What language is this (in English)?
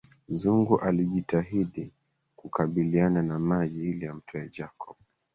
Swahili